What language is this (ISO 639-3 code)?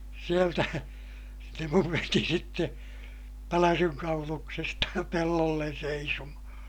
fin